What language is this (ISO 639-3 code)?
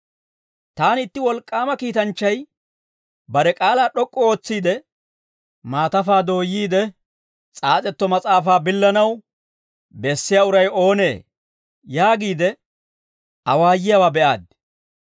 dwr